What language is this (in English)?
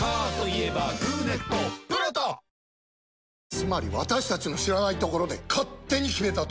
Japanese